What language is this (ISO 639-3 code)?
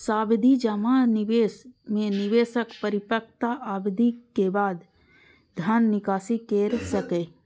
mai